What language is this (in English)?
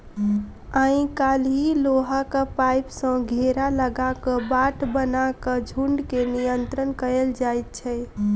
Maithili